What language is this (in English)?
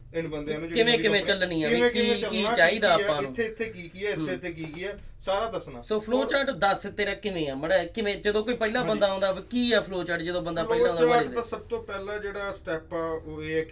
Punjabi